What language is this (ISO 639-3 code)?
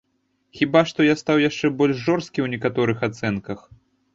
bel